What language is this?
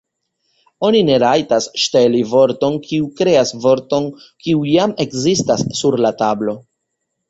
Esperanto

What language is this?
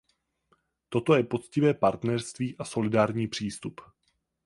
Czech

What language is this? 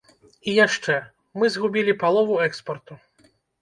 Belarusian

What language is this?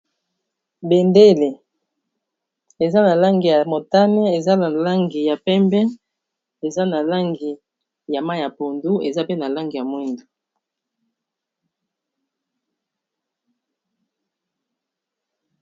Lingala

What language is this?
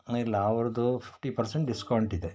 Kannada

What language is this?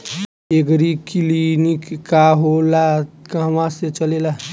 Bhojpuri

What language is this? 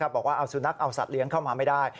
Thai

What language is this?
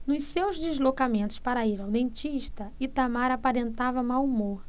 Portuguese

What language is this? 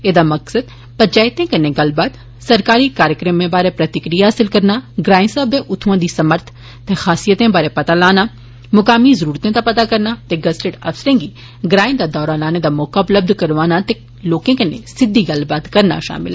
Dogri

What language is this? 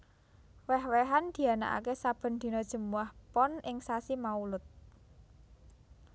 Javanese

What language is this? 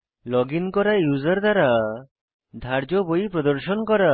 Bangla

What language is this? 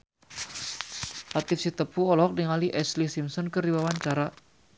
Sundanese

